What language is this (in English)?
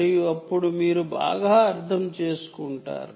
Telugu